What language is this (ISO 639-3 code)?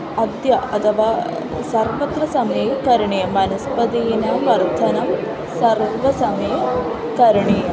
san